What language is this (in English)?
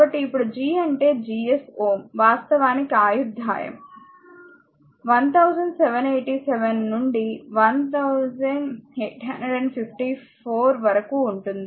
Telugu